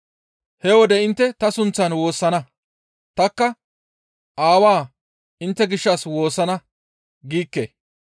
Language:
Gamo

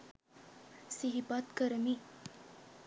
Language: Sinhala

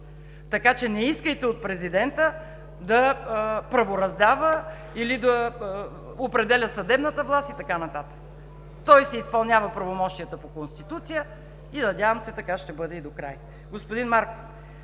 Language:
Bulgarian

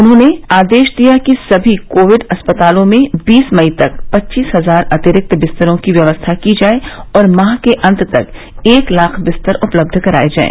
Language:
Hindi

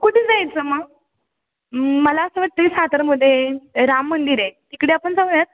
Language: Marathi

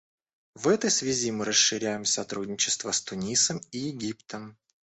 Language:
Russian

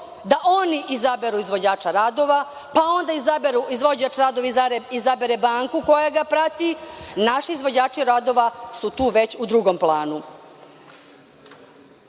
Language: Serbian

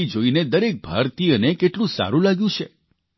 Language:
Gujarati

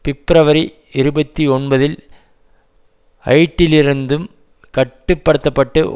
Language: Tamil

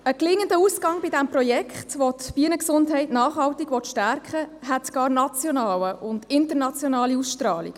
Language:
Swiss German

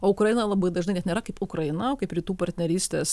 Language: Lithuanian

